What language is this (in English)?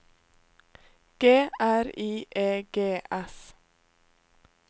Norwegian